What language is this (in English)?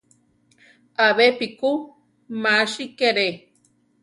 Central Tarahumara